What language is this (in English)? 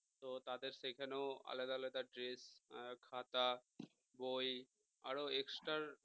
Bangla